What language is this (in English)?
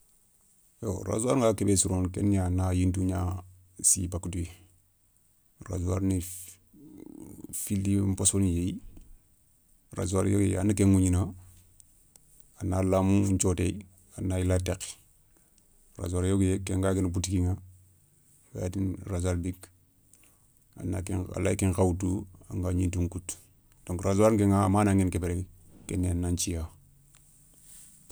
Soninke